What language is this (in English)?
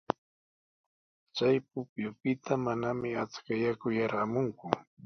Sihuas Ancash Quechua